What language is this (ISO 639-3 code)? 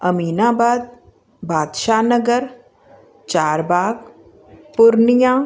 snd